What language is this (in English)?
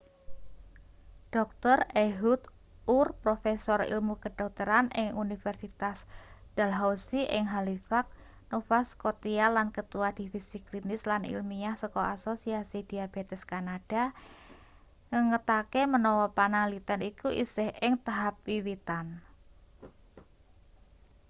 Javanese